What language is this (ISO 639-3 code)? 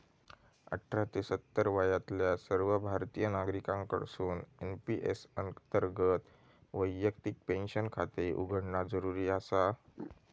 mar